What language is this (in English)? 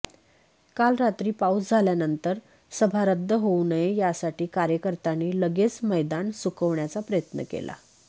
Marathi